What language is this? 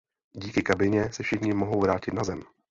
Czech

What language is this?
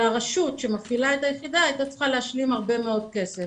Hebrew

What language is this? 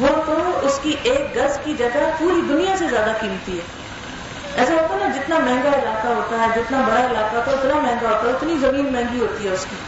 Urdu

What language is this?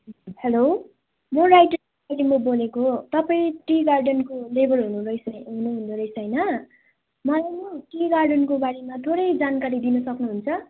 Nepali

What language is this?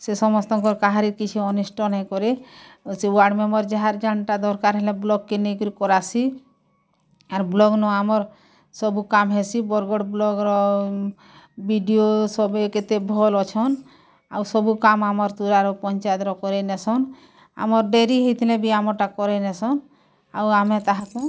Odia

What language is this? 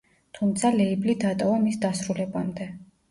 Georgian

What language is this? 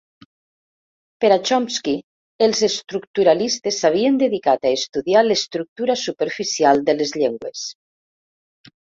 Catalan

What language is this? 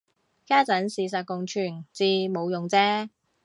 Cantonese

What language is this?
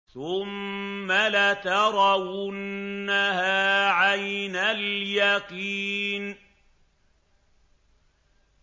Arabic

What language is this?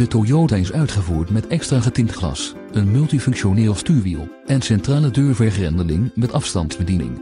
Dutch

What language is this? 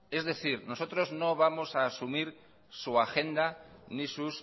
Spanish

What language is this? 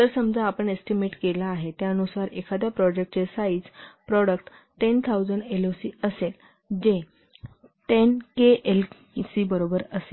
Marathi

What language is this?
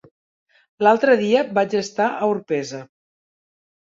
Catalan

